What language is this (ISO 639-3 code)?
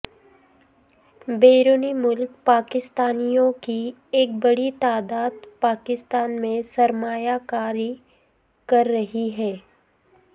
urd